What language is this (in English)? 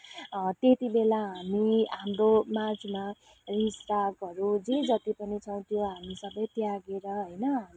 Nepali